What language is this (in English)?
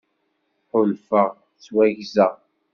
Kabyle